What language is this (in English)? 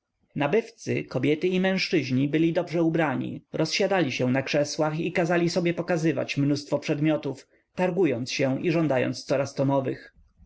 Polish